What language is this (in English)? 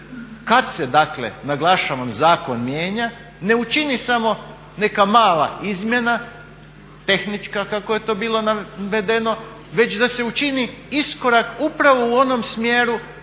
Croatian